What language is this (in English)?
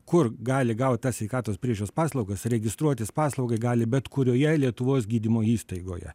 Lithuanian